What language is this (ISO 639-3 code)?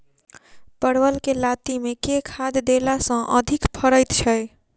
mai